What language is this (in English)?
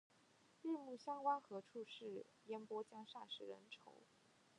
Chinese